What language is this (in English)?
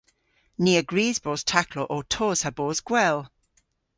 Cornish